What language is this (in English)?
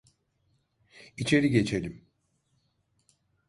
Turkish